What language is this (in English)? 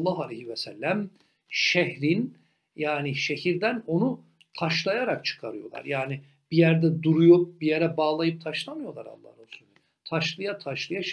Turkish